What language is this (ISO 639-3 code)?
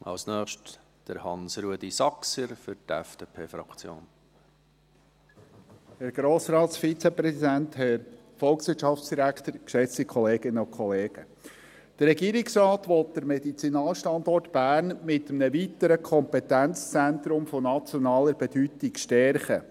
gsw